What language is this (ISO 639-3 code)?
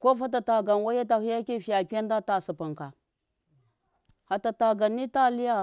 mkf